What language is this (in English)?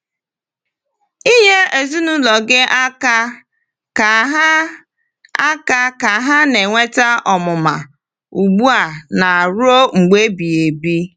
Igbo